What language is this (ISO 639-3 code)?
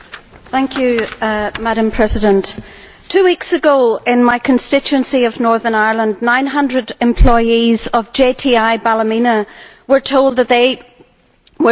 eng